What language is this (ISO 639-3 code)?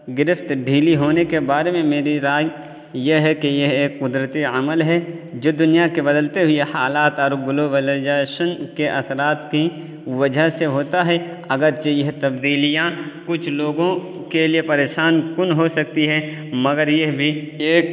urd